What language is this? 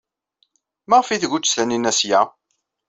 Kabyle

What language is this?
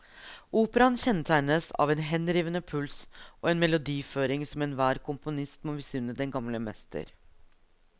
Norwegian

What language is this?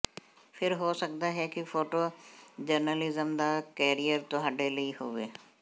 Punjabi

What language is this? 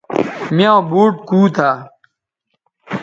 Bateri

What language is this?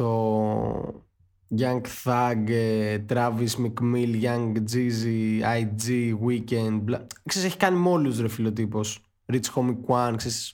Greek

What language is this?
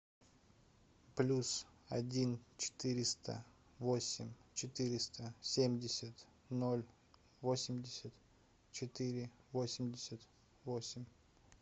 Russian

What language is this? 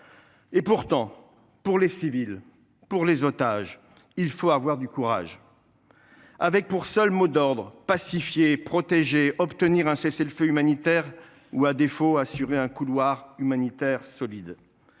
French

